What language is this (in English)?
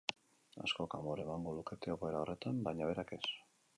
Basque